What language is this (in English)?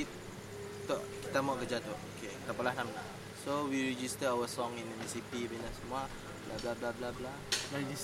Malay